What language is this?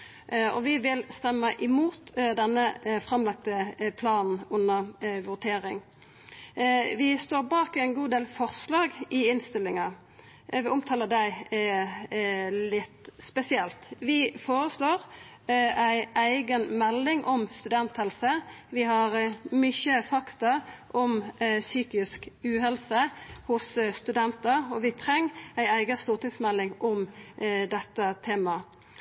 Norwegian Nynorsk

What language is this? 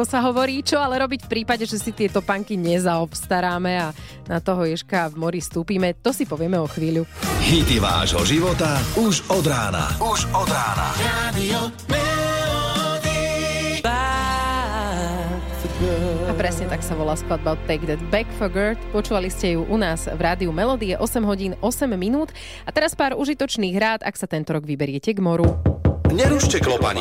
Slovak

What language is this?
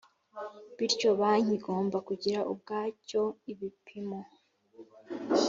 Kinyarwanda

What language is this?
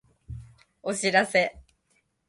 Japanese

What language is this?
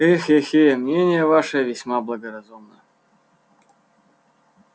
Russian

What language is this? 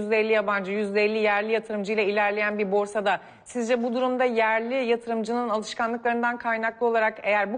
Turkish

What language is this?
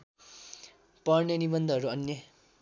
Nepali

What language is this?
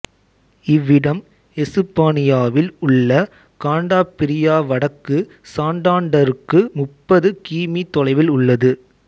Tamil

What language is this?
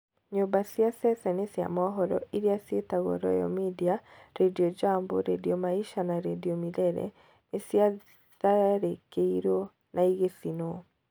Kikuyu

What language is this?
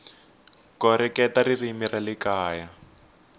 Tsonga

